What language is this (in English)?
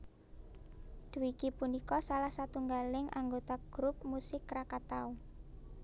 Javanese